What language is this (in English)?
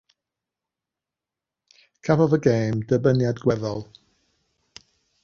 Welsh